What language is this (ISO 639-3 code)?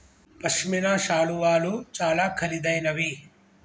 tel